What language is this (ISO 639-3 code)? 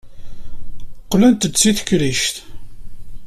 kab